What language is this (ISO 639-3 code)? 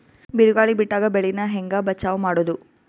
kan